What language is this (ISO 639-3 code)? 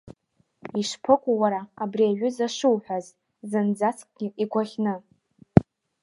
abk